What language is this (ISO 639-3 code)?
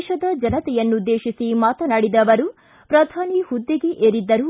kan